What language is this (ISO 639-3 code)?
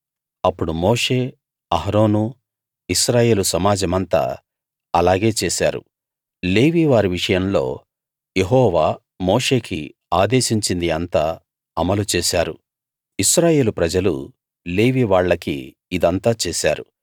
tel